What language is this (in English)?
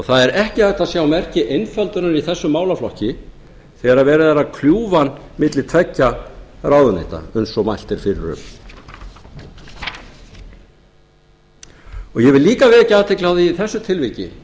Icelandic